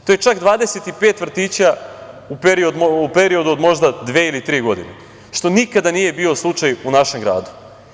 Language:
Serbian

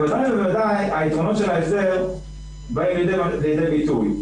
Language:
Hebrew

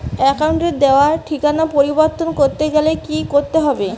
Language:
Bangla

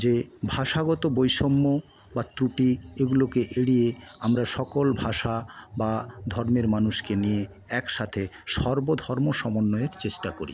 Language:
Bangla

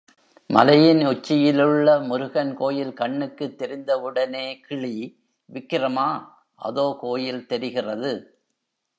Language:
Tamil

